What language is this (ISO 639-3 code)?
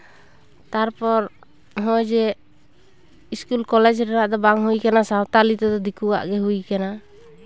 sat